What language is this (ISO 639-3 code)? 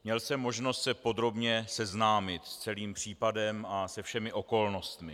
ces